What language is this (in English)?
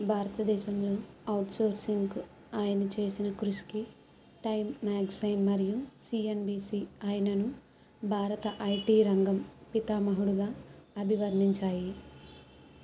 Telugu